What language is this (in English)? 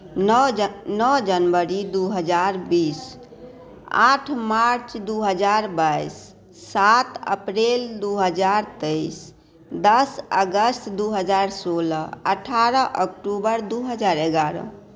Maithili